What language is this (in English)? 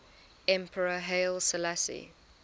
English